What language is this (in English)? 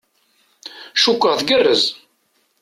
Kabyle